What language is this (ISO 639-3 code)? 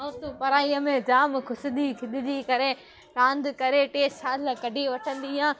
snd